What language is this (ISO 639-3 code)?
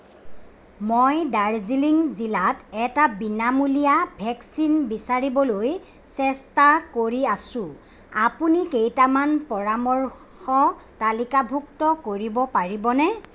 asm